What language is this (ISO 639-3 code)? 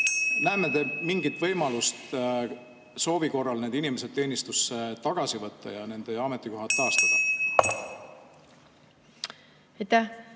est